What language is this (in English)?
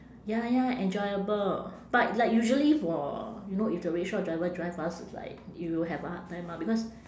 English